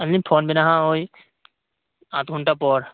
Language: Santali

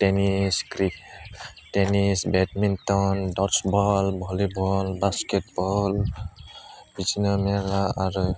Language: Bodo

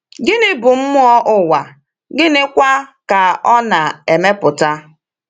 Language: Igbo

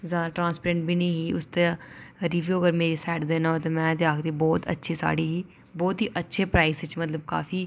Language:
Dogri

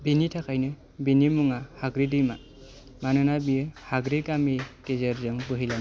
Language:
Bodo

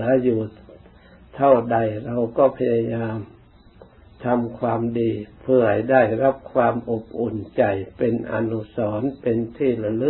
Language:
Thai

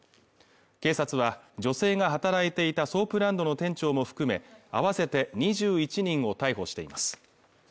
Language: Japanese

